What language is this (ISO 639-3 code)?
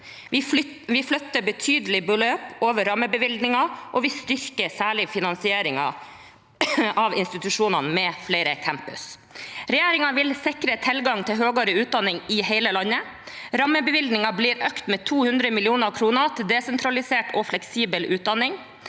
nor